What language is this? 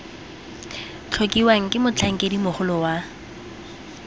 Tswana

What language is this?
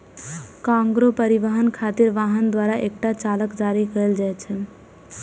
Maithili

